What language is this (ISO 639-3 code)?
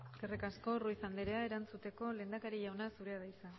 eus